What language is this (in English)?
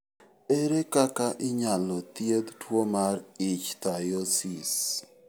Luo (Kenya and Tanzania)